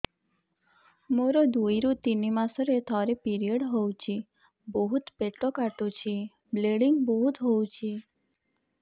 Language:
Odia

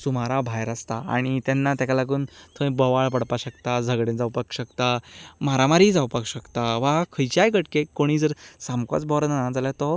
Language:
Konkani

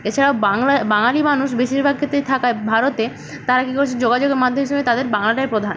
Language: Bangla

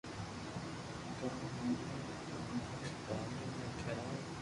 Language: Loarki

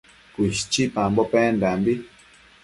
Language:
Matsés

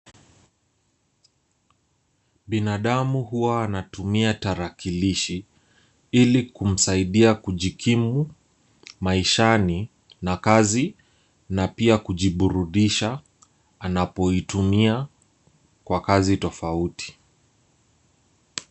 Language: Swahili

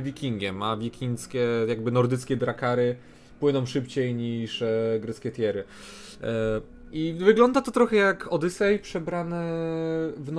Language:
Polish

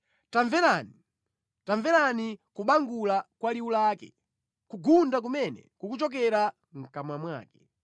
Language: Nyanja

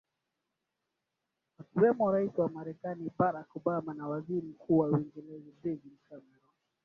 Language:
Swahili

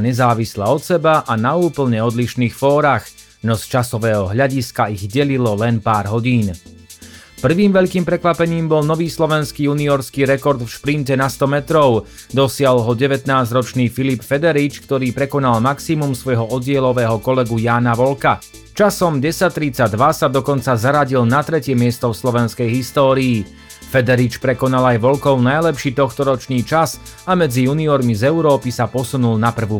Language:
Slovak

